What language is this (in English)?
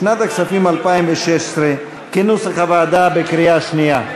Hebrew